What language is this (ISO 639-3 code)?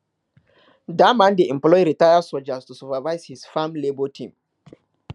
pcm